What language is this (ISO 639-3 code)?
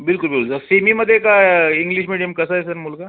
mar